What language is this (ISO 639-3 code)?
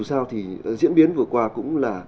vie